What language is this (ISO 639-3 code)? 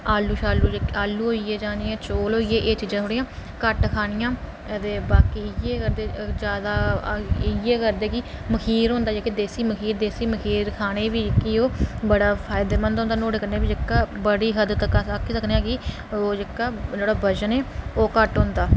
doi